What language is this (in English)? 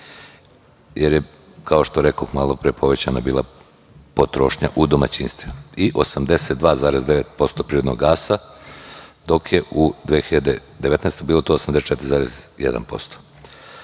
Serbian